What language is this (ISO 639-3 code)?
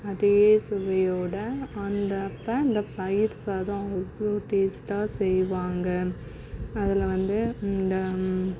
tam